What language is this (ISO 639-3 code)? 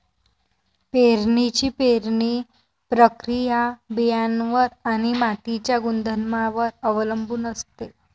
mar